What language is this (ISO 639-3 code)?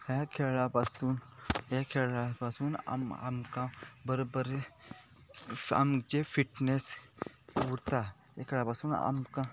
kok